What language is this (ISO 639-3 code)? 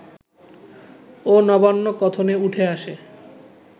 ben